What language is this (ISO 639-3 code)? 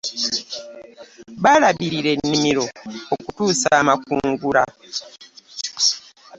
lug